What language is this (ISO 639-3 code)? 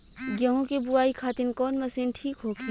bho